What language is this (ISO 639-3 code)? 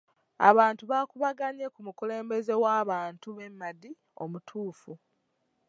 lug